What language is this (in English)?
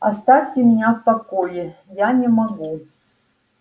Russian